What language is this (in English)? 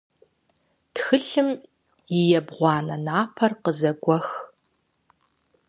Kabardian